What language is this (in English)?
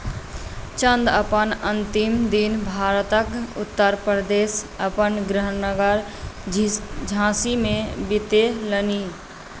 Maithili